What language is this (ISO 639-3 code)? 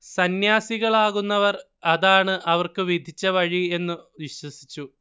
mal